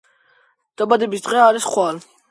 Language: Georgian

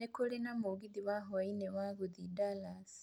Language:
Kikuyu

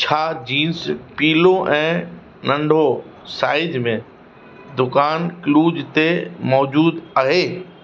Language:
Sindhi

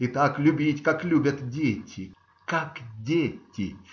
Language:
Russian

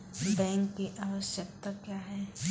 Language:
Maithili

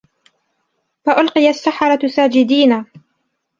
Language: Arabic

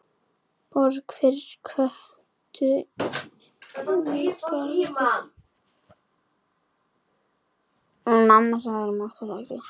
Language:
Icelandic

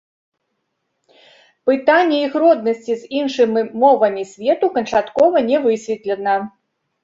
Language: Belarusian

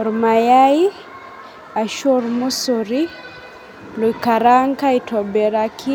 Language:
Masai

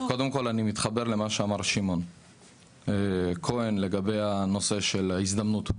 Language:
Hebrew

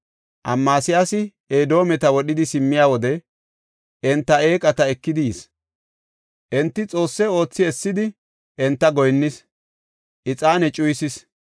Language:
Gofa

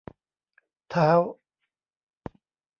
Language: Thai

